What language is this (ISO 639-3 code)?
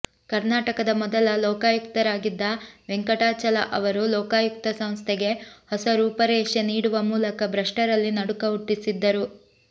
kan